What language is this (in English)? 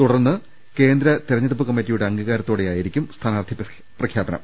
Malayalam